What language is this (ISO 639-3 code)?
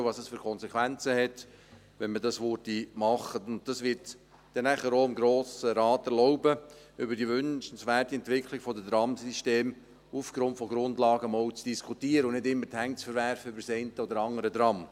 gsw